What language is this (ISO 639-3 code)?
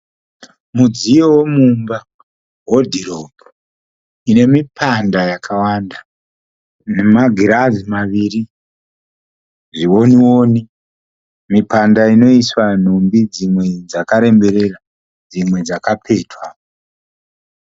sna